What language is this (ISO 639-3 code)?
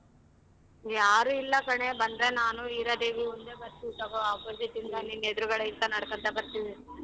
kan